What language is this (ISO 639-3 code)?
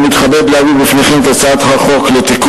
heb